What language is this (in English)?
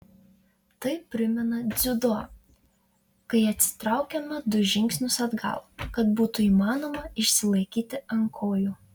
Lithuanian